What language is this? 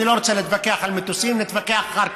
Hebrew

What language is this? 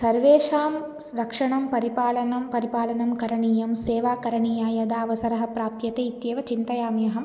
Sanskrit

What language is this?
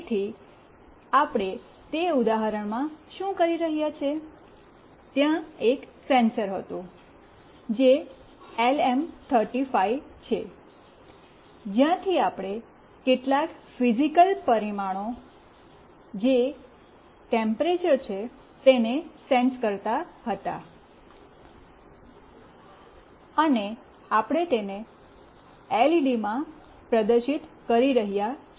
Gujarati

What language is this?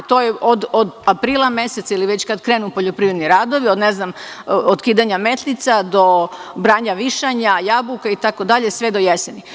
Serbian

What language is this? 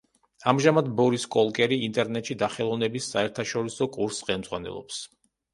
Georgian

